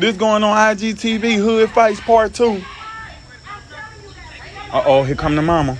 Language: English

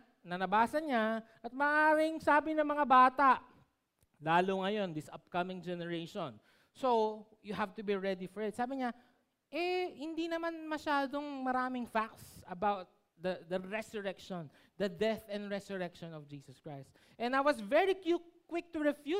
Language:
Filipino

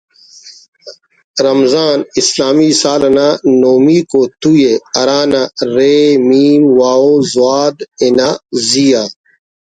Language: Brahui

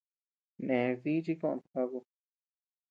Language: Tepeuxila Cuicatec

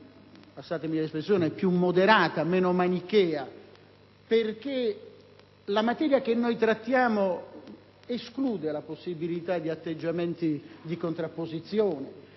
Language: Italian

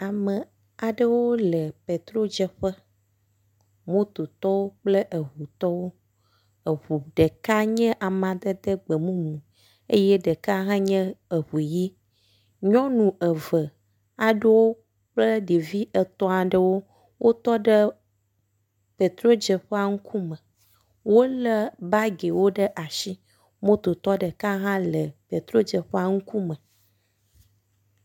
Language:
Ewe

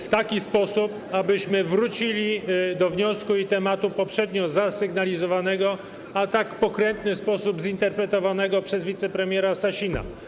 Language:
Polish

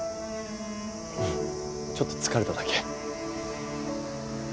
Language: Japanese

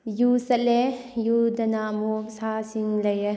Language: Manipuri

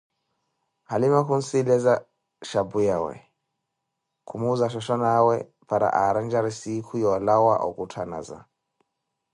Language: Koti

